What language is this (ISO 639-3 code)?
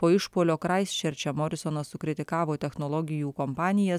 lit